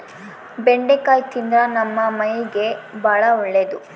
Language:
Kannada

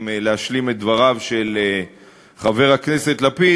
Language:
Hebrew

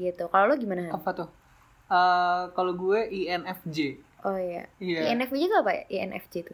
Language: Indonesian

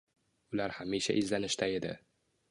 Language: Uzbek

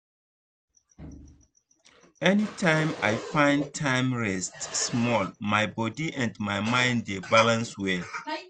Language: Nigerian Pidgin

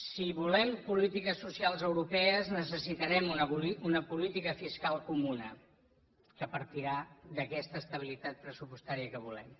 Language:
Catalan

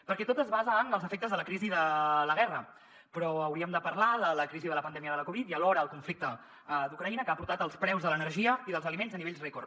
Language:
Catalan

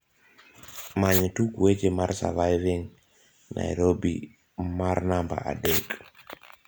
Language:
Luo (Kenya and Tanzania)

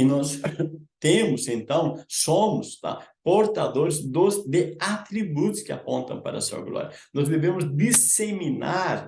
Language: Portuguese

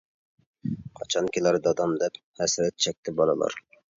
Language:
Uyghur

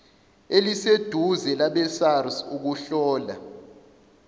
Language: Zulu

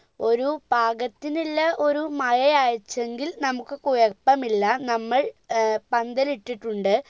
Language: Malayalam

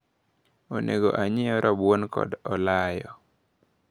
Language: Luo (Kenya and Tanzania)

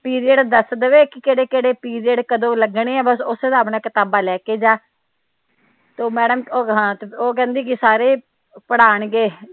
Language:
Punjabi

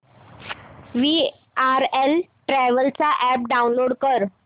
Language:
Marathi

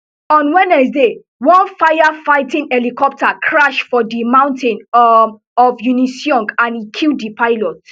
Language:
Nigerian Pidgin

